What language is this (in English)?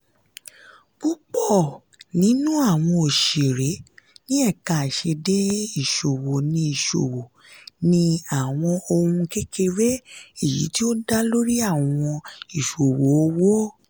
Yoruba